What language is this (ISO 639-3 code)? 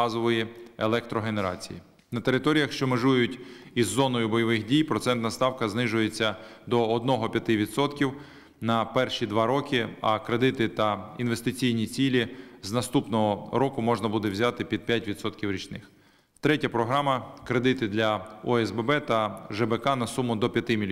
ukr